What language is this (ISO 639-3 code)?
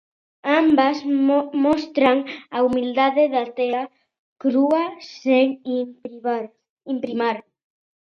glg